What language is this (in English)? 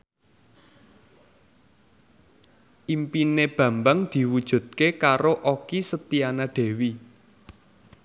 Javanese